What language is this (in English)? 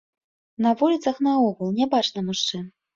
Belarusian